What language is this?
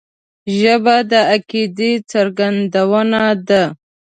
Pashto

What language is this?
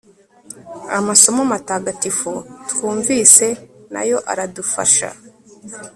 Kinyarwanda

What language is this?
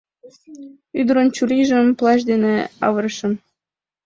Mari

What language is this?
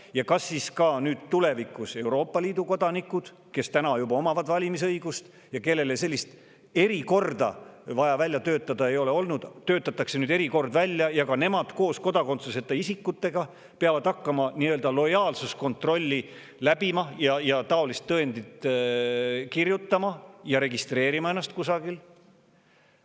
Estonian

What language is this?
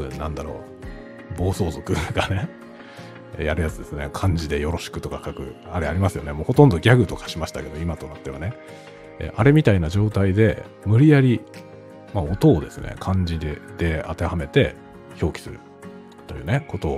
Japanese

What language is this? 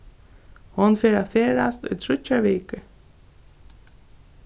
Faroese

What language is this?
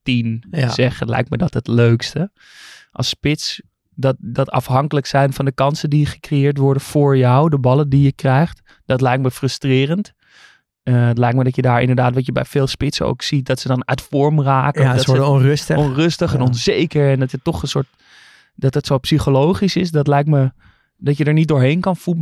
Dutch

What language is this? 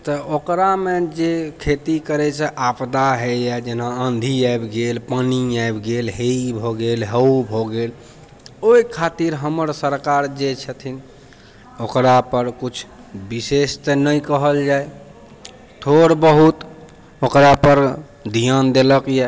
Maithili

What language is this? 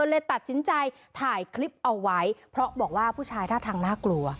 Thai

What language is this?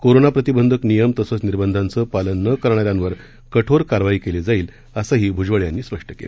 Marathi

